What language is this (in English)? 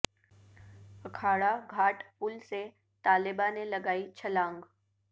Urdu